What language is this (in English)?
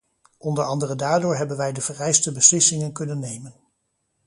Dutch